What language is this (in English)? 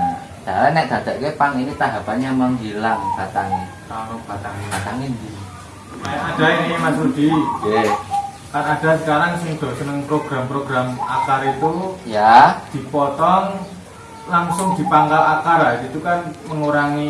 Indonesian